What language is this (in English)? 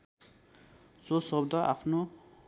Nepali